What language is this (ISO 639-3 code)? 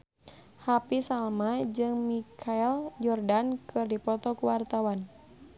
sun